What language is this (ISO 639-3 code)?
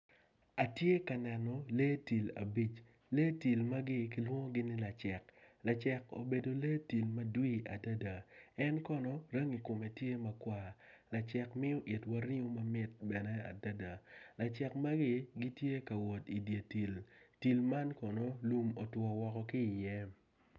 ach